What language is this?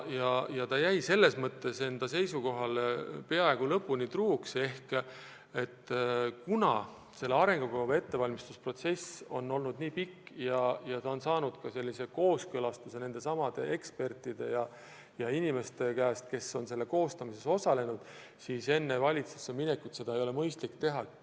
Estonian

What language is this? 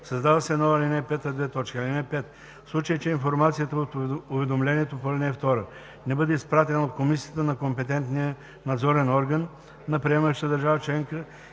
Bulgarian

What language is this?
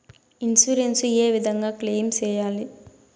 Telugu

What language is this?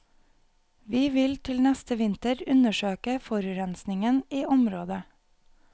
Norwegian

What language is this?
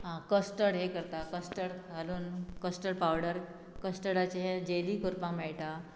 Konkani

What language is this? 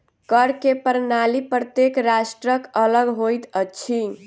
Maithili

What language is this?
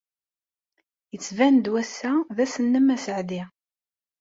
Kabyle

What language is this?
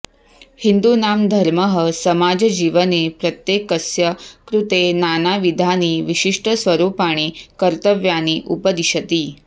Sanskrit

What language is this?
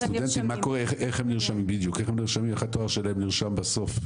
Hebrew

